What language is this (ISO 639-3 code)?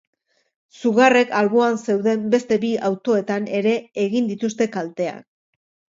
eus